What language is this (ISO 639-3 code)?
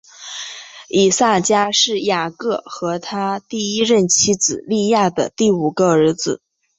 zho